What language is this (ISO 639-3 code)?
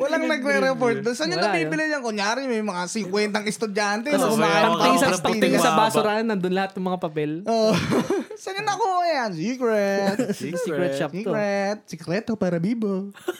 fil